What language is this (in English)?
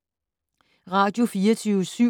Danish